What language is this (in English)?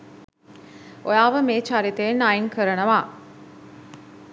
Sinhala